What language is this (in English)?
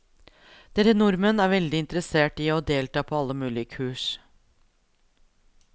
Norwegian